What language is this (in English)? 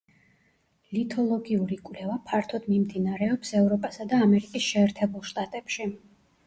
Georgian